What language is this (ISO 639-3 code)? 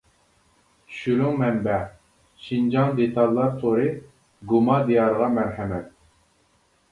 uig